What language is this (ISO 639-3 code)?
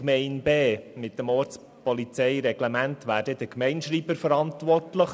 gsw